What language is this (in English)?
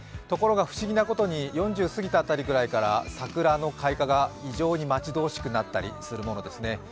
Japanese